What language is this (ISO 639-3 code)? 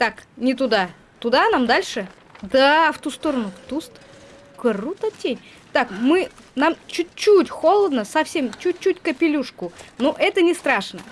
rus